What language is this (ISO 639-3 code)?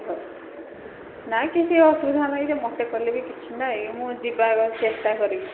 ori